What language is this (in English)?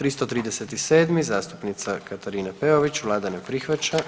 Croatian